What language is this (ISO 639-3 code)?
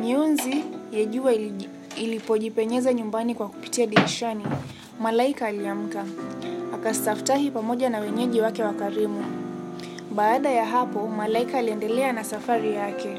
swa